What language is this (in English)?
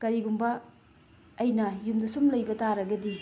Manipuri